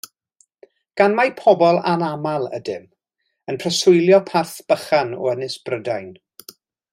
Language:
Welsh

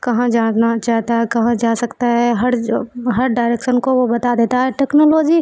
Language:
Urdu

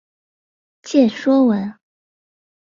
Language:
Chinese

